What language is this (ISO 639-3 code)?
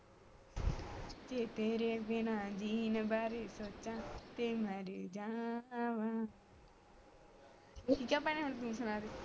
pan